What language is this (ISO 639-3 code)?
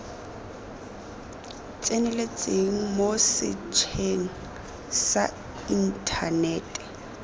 tsn